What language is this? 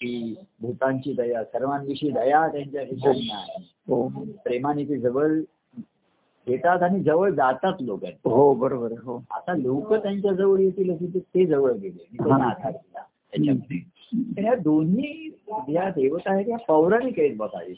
Marathi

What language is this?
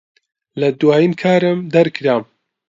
Central Kurdish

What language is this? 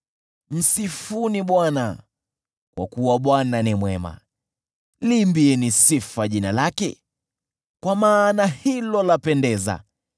Swahili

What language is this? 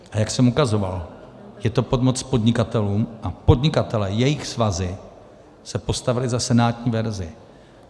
Czech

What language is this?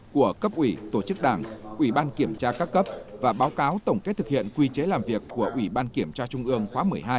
Vietnamese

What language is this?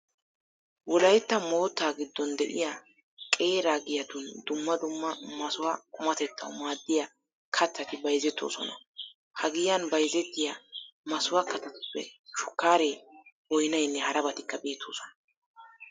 Wolaytta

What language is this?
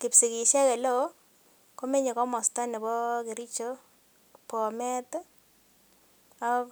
Kalenjin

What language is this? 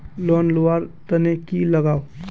Magahi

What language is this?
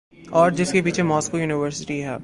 Urdu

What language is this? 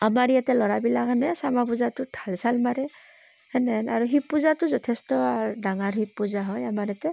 Assamese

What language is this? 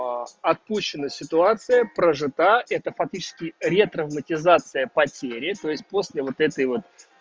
Russian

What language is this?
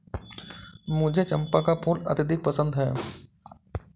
Hindi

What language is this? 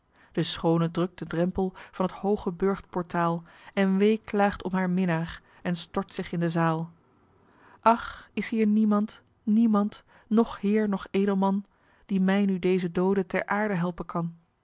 Dutch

